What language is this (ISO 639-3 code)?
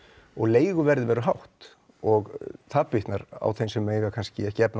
isl